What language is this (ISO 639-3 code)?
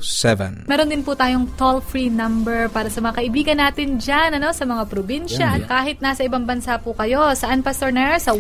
fil